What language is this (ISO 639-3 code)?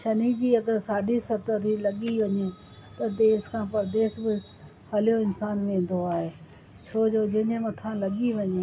snd